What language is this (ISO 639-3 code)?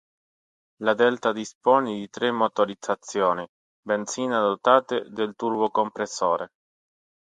ita